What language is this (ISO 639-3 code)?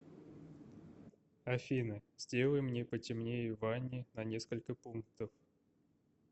rus